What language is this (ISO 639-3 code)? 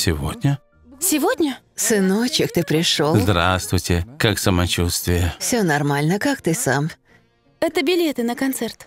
rus